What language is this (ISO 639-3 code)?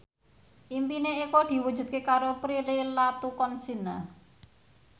jav